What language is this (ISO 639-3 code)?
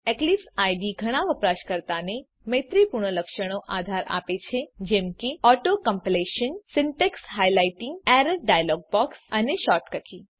guj